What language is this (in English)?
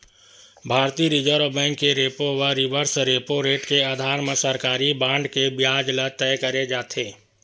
Chhattisgarhi